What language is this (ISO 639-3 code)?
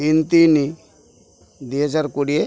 ori